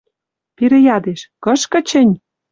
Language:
Western Mari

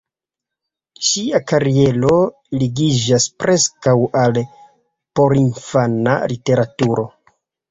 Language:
Esperanto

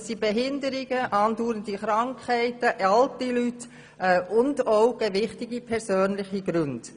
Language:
Swiss German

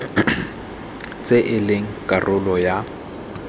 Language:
Tswana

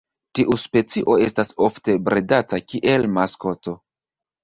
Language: Esperanto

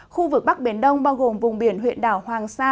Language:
Vietnamese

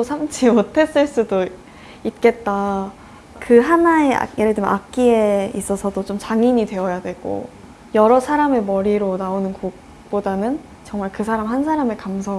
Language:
Korean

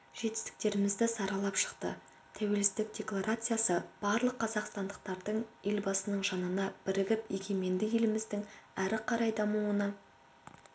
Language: Kazakh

